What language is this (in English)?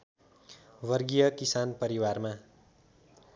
Nepali